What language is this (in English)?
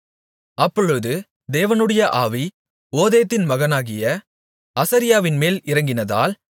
Tamil